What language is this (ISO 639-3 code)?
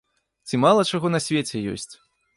bel